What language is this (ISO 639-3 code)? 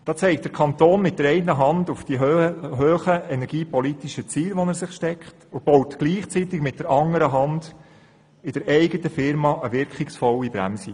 gsw